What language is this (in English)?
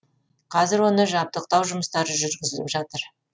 Kazakh